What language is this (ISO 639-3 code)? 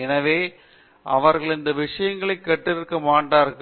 tam